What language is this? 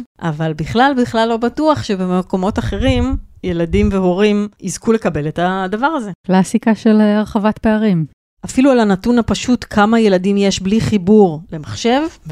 Hebrew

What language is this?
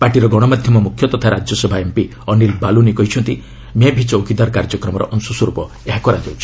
Odia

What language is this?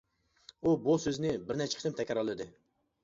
Uyghur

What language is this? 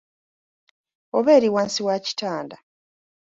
Ganda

